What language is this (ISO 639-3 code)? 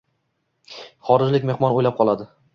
uzb